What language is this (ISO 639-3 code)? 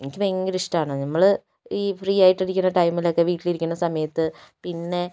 mal